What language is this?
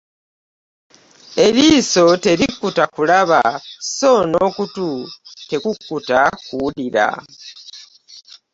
Ganda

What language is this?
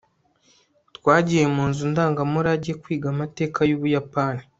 Kinyarwanda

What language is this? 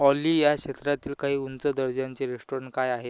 Marathi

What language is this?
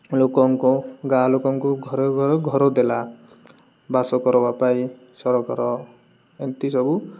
Odia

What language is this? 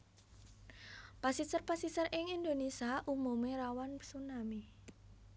Javanese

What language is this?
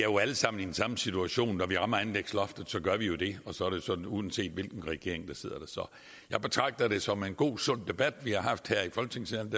Danish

